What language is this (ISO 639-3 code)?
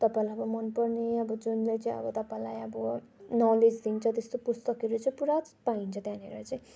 nep